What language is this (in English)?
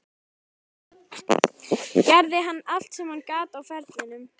Icelandic